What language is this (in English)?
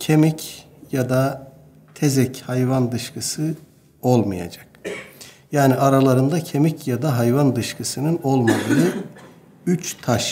Turkish